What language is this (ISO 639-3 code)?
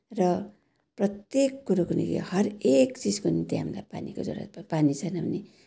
nep